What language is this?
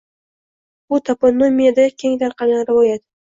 Uzbek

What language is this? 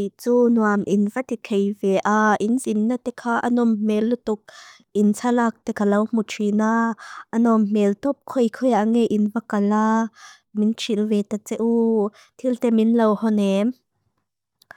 Mizo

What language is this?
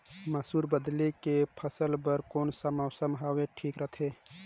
Chhattisgarhi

